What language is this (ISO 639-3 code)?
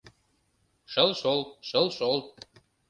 chm